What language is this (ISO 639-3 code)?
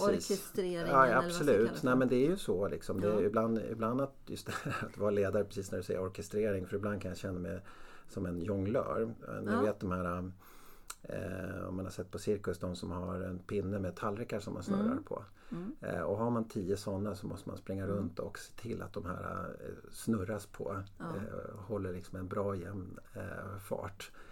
swe